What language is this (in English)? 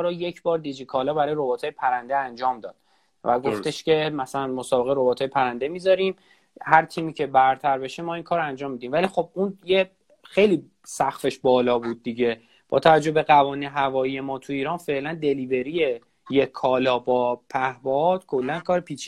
Persian